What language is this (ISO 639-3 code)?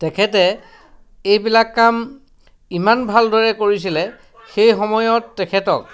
asm